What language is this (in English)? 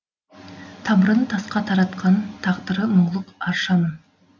Kazakh